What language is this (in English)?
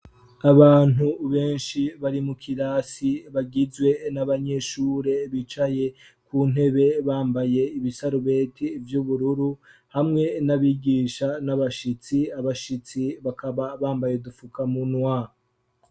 Rundi